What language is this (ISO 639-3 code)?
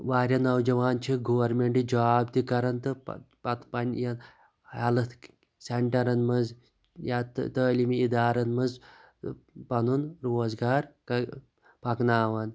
kas